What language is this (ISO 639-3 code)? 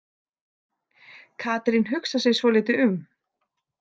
isl